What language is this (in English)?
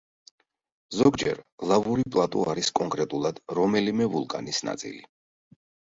Georgian